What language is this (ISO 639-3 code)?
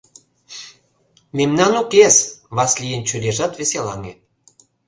chm